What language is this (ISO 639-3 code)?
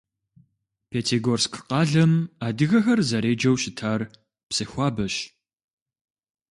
kbd